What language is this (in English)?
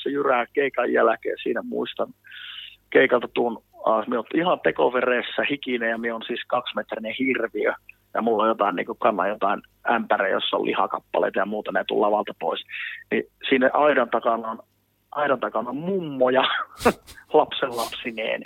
Finnish